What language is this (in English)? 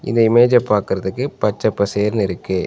Tamil